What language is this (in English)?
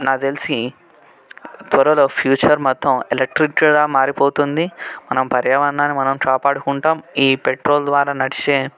Telugu